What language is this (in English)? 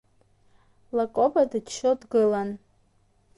Abkhazian